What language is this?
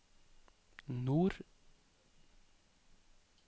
Norwegian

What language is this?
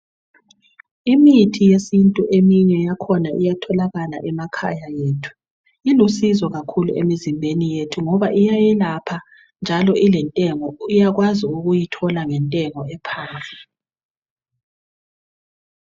North Ndebele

